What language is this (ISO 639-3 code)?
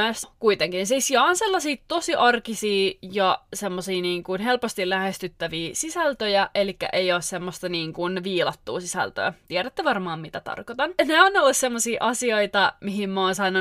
fin